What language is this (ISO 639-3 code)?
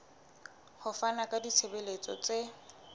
sot